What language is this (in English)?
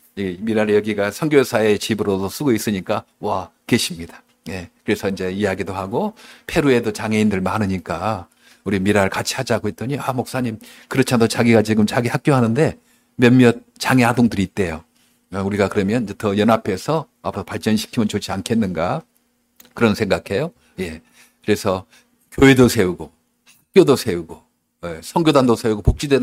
Korean